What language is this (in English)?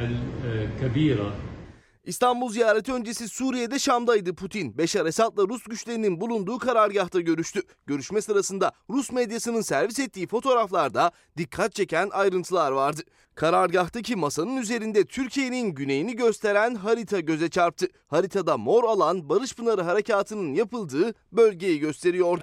Turkish